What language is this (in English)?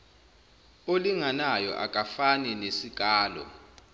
Zulu